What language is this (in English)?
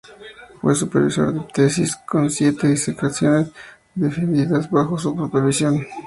Spanish